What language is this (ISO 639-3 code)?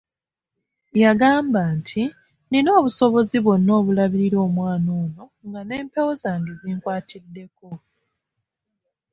lug